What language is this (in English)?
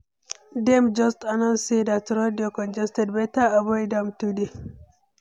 Nigerian Pidgin